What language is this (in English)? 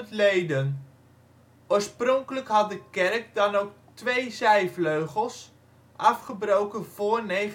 Dutch